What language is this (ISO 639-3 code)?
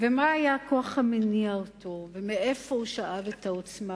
heb